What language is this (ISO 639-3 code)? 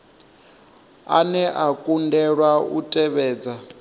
ven